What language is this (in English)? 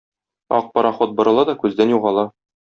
Tatar